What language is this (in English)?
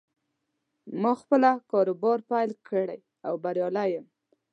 Pashto